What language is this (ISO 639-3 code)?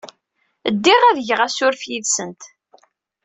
kab